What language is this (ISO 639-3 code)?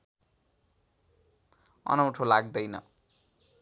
nep